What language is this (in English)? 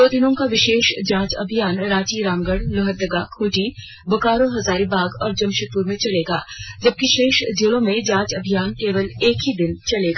Hindi